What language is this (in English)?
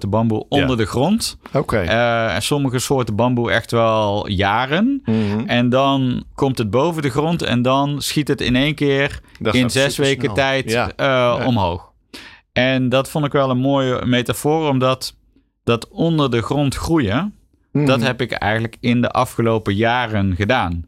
Dutch